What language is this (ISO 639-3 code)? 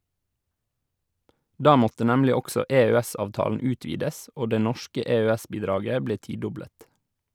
nor